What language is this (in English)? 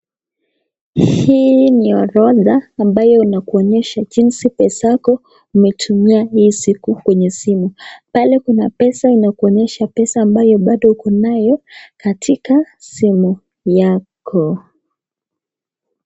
Swahili